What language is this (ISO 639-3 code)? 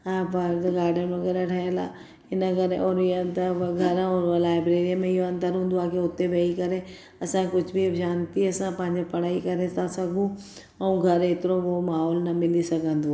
snd